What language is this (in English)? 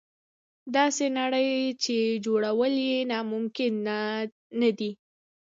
Pashto